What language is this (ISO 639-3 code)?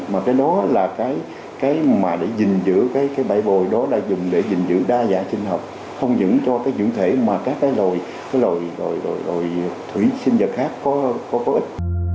vie